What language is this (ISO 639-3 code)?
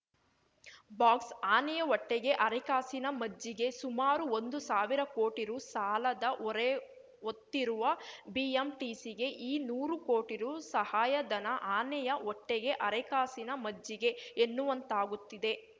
kan